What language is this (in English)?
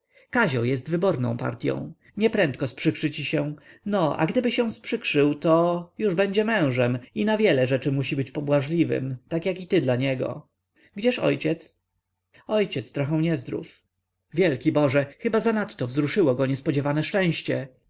Polish